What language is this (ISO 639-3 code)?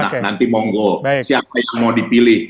ind